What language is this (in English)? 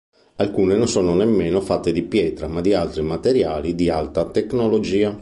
Italian